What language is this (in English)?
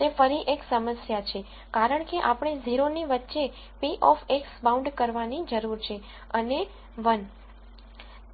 Gujarati